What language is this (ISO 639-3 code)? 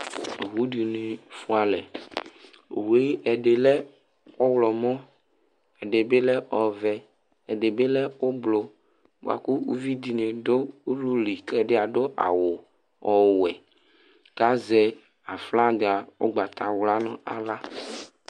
kpo